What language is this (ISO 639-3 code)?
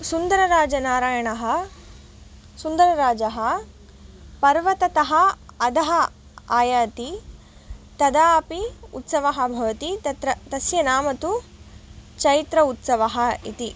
san